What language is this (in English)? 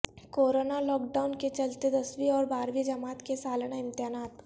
Urdu